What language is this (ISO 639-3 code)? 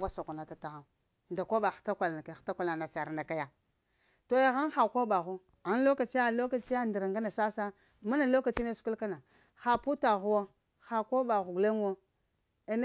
hia